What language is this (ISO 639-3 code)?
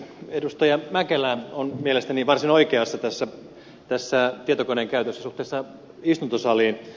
fin